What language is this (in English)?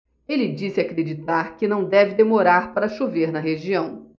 Portuguese